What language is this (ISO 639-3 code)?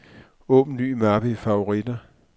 dan